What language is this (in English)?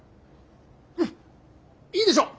Japanese